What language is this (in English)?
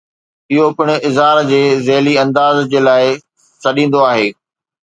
Sindhi